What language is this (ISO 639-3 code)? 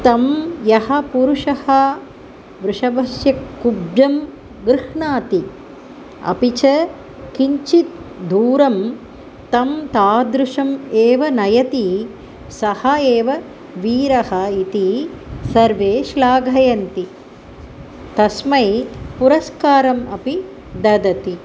san